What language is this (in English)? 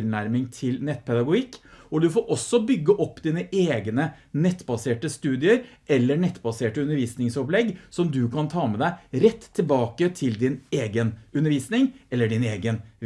Norwegian